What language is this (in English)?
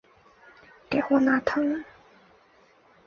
Chinese